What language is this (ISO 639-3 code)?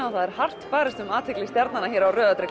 isl